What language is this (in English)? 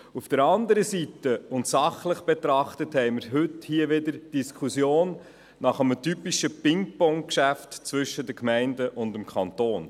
Swiss German